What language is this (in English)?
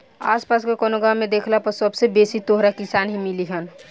Bhojpuri